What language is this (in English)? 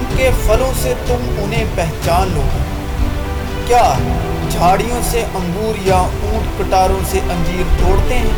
Urdu